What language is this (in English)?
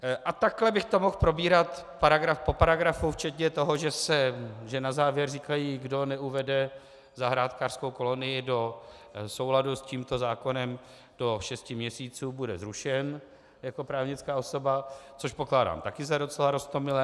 Czech